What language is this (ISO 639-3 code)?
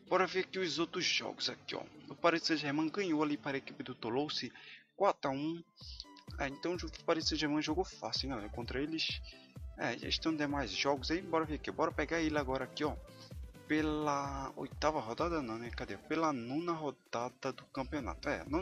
por